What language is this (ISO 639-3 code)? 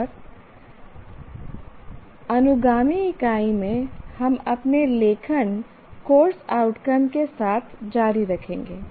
hin